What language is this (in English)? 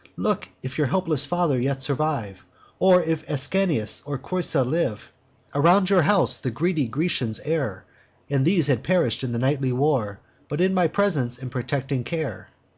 English